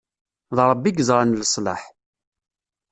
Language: Kabyle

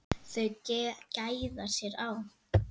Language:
Icelandic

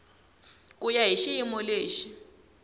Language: Tsonga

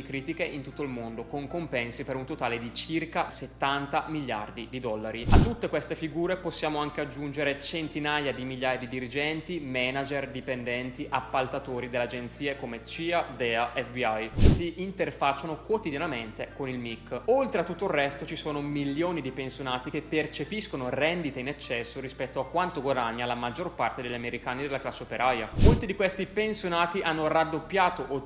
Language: Italian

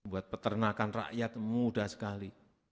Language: Indonesian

